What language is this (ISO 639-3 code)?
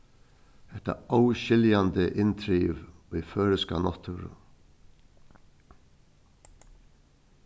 fao